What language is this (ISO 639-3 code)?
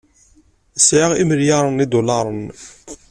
kab